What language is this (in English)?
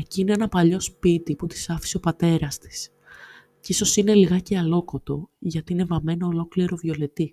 Greek